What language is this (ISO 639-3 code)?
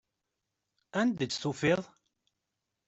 kab